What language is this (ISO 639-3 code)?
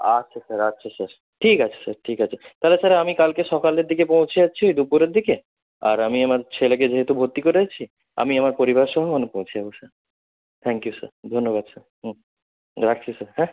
ben